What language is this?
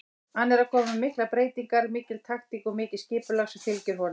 Icelandic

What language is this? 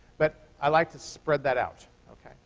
English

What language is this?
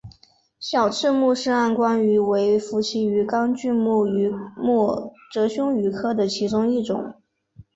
Chinese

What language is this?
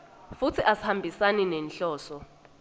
Swati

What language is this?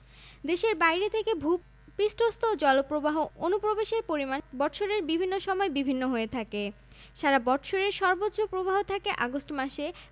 Bangla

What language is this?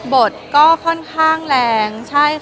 Thai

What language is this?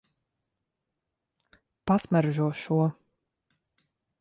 Latvian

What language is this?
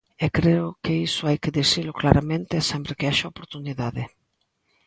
Galician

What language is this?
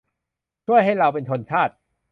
Thai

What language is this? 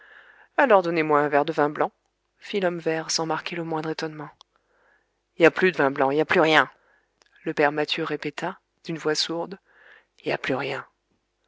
French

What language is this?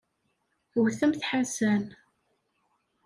Kabyle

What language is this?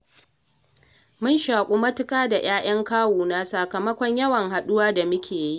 Hausa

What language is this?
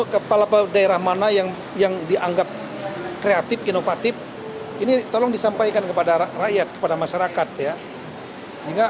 Indonesian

